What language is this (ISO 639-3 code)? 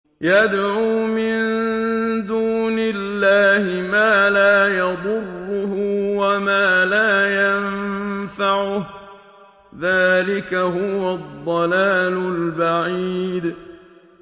ara